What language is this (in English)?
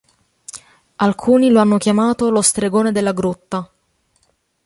Italian